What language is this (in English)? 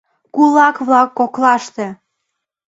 Mari